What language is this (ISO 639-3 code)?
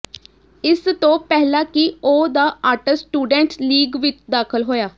pan